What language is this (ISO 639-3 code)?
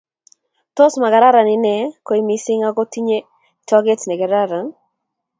kln